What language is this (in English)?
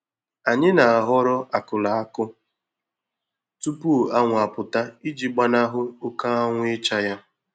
Igbo